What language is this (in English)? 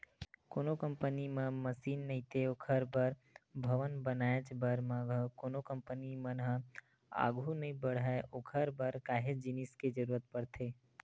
Chhattisgarhi